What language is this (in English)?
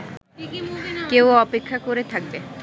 Bangla